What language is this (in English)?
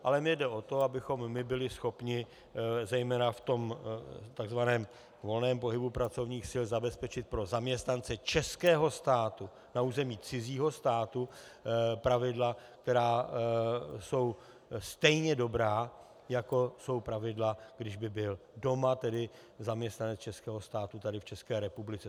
Czech